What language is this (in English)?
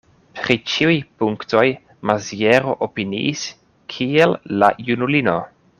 Esperanto